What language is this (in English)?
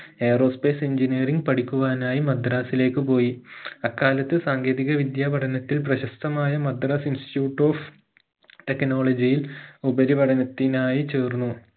Malayalam